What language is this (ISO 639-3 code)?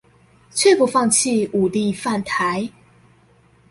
zho